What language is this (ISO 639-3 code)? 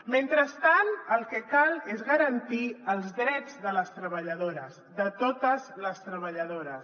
cat